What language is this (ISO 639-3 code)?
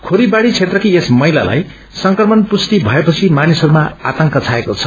nep